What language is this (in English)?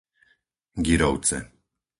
Slovak